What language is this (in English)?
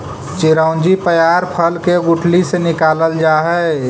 Magahi